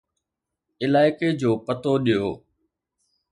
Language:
Sindhi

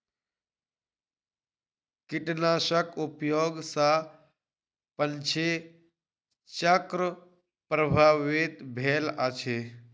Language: Maithili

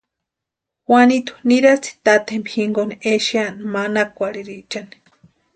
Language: Western Highland Purepecha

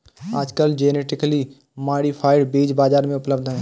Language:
Hindi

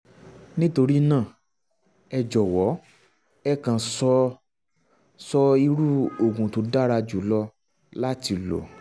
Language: Yoruba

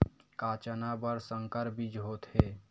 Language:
Chhattisgarhi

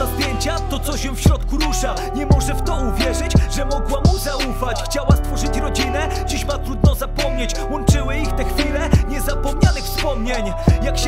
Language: Polish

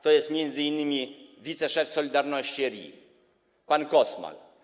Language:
Polish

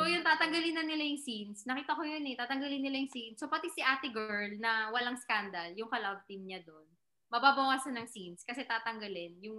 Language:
Filipino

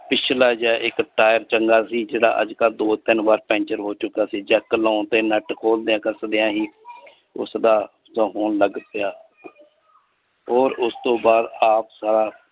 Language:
Punjabi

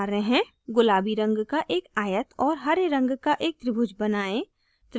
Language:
Hindi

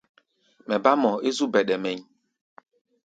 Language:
Gbaya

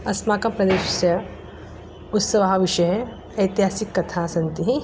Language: Sanskrit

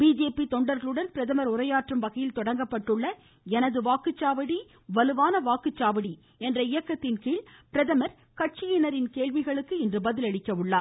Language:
Tamil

